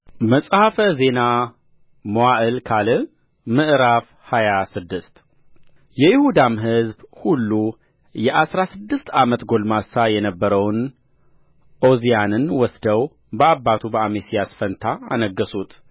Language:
Amharic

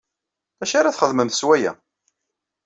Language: Kabyle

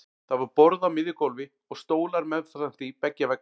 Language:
Icelandic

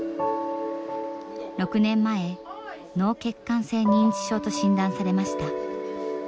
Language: Japanese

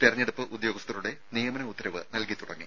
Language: Malayalam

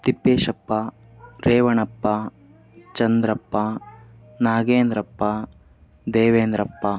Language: Kannada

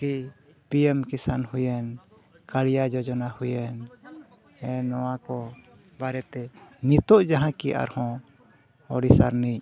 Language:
Santali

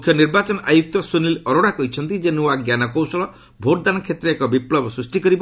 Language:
Odia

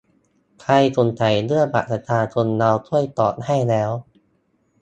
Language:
Thai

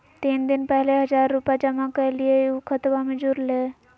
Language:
Magahi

